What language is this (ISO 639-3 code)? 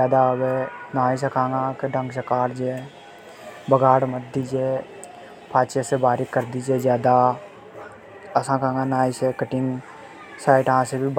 hoj